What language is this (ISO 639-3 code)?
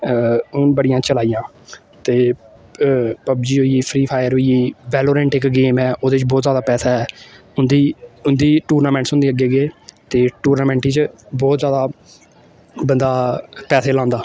doi